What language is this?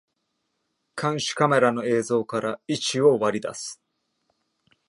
Japanese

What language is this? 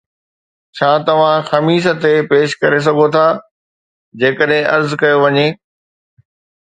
Sindhi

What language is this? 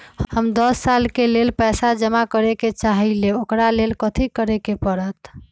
Magahi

